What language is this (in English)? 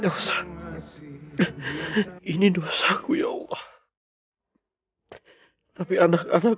Indonesian